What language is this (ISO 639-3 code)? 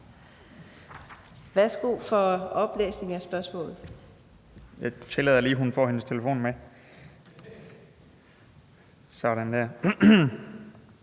dan